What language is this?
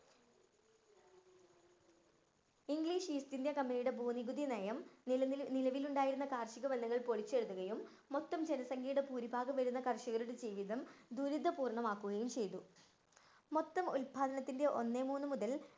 Malayalam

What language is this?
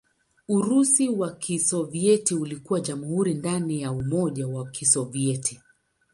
Swahili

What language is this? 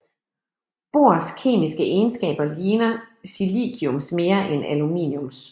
Danish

